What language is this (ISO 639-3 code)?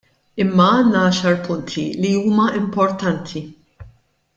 mlt